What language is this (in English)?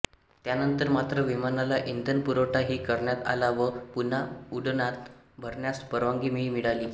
Marathi